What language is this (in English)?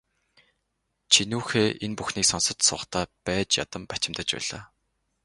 Mongolian